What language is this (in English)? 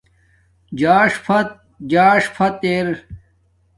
Domaaki